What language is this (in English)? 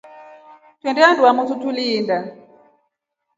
Rombo